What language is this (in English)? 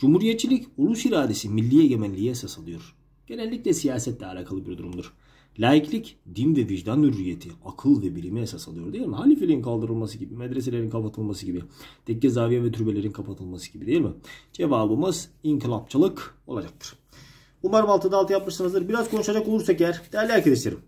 Turkish